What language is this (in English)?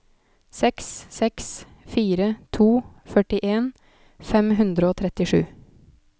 Norwegian